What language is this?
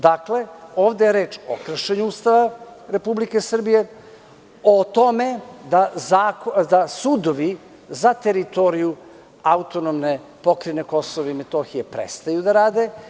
Serbian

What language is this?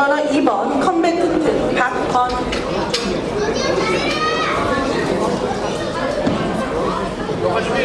Korean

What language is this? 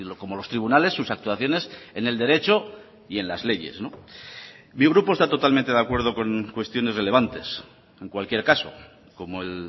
Spanish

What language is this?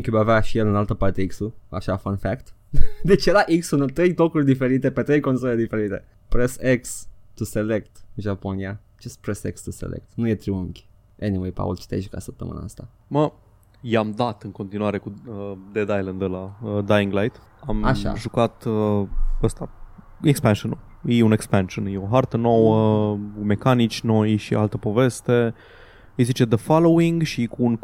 Romanian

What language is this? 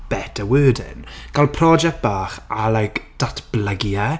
Welsh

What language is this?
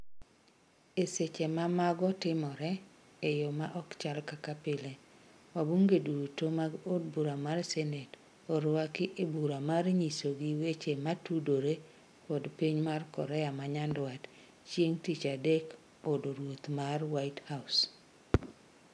Luo (Kenya and Tanzania)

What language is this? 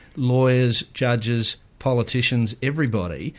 English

